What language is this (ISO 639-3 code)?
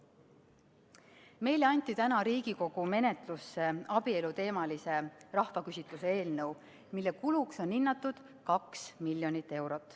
est